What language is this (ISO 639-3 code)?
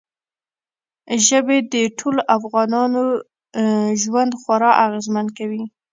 pus